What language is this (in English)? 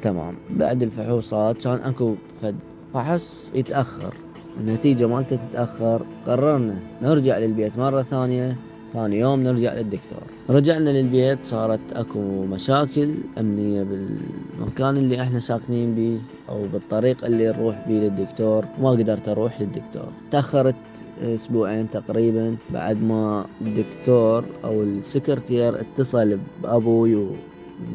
Arabic